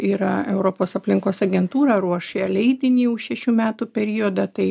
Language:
Lithuanian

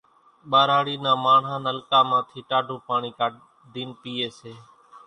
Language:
Kachi Koli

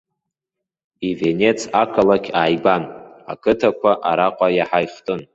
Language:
Abkhazian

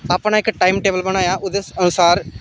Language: Dogri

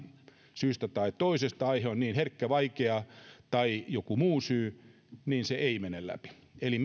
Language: Finnish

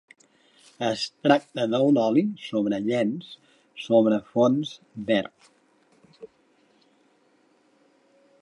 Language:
Catalan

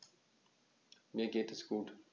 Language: German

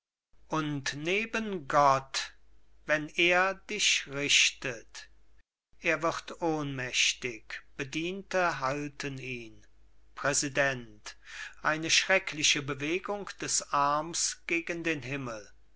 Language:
German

